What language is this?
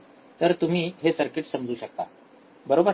Marathi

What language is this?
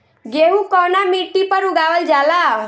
Bhojpuri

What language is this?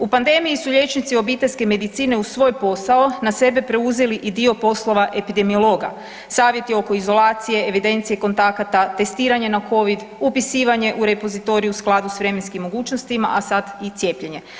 Croatian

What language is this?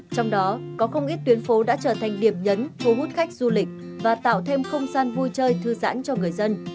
Vietnamese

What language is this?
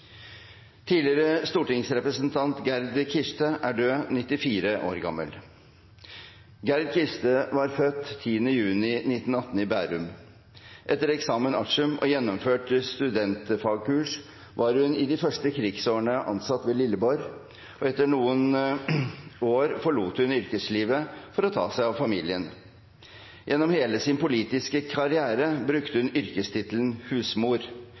Norwegian Bokmål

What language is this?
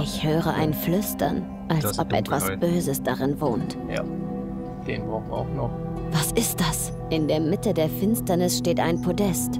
German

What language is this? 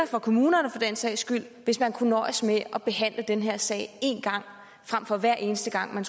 Danish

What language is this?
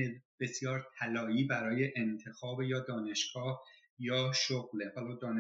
Persian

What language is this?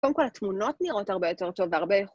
Hebrew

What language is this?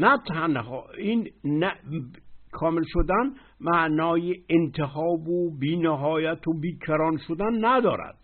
Persian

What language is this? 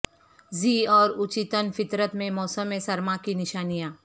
Urdu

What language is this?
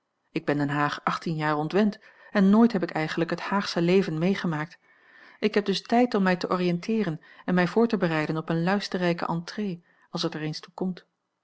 Dutch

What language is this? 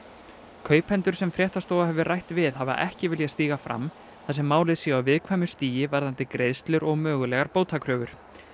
Icelandic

